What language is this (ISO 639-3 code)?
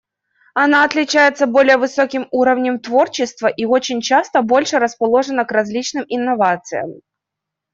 rus